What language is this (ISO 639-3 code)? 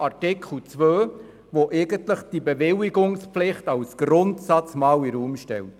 gsw